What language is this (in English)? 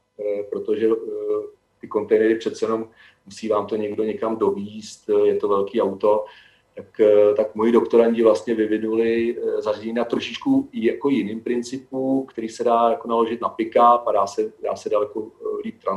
Czech